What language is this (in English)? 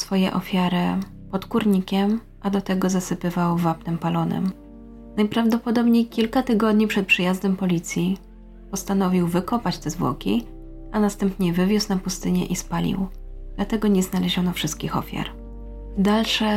Polish